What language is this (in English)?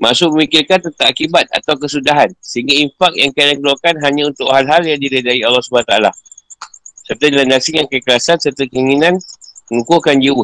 Malay